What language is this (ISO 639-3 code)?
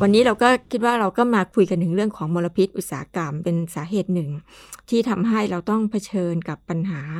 tha